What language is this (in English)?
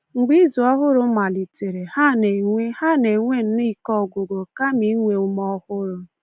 Igbo